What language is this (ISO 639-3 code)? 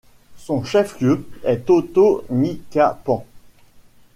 fra